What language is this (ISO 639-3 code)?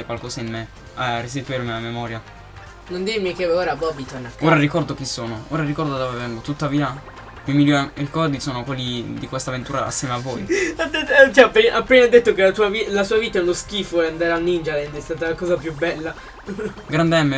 ita